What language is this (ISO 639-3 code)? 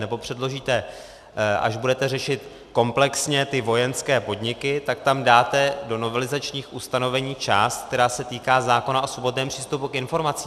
ces